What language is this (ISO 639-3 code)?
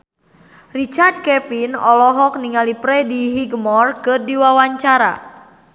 sun